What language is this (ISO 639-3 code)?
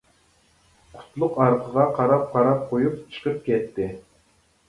uig